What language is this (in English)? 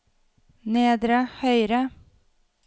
Norwegian